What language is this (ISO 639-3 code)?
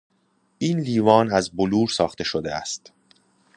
fas